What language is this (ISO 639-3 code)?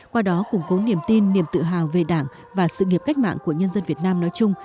vie